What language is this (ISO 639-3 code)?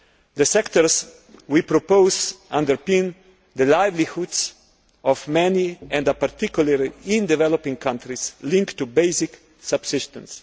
eng